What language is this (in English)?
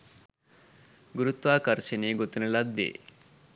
Sinhala